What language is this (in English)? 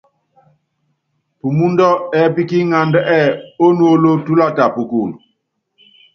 Yangben